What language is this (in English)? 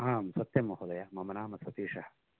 Sanskrit